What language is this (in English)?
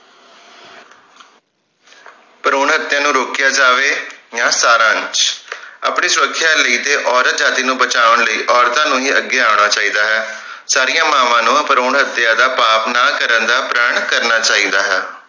Punjabi